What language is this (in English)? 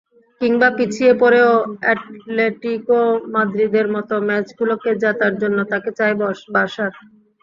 Bangla